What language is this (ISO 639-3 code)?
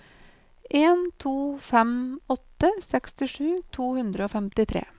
nor